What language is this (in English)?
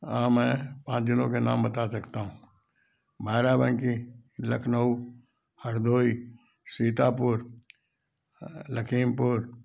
Hindi